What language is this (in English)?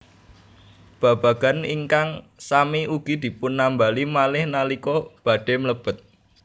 Javanese